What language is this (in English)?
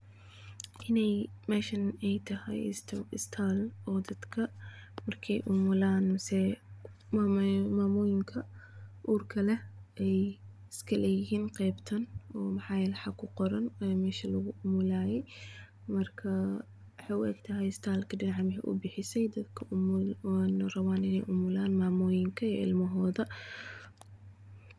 Somali